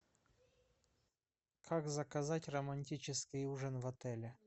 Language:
Russian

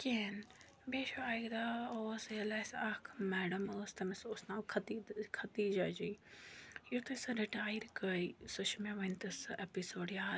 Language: Kashmiri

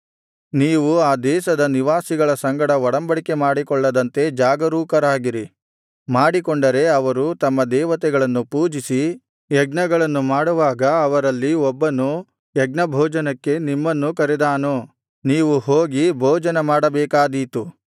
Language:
Kannada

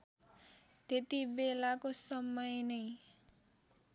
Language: Nepali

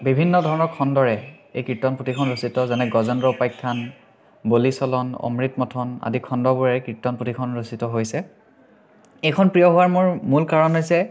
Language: Assamese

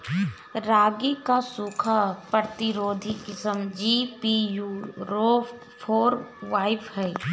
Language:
Bhojpuri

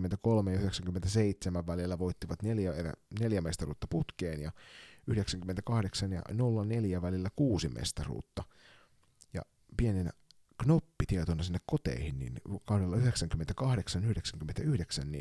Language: Finnish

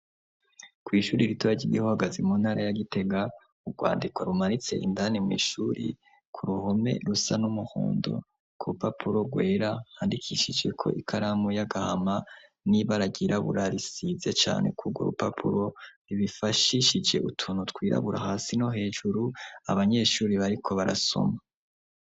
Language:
Rundi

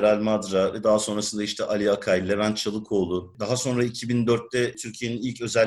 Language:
Turkish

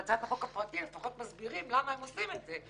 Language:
Hebrew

